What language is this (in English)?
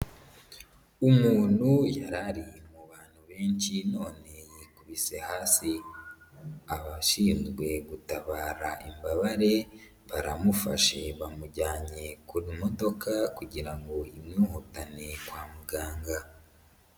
Kinyarwanda